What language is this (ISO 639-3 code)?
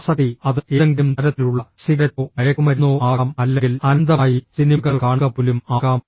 mal